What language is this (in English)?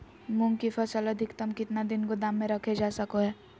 Magahi